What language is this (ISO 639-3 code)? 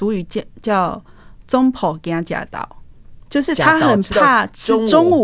zho